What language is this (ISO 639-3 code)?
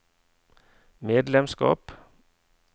nor